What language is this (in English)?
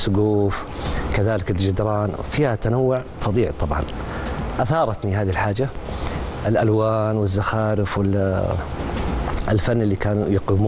Arabic